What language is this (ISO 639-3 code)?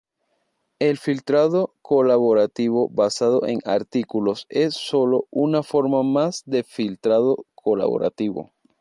spa